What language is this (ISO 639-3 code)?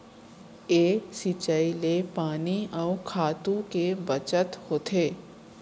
hne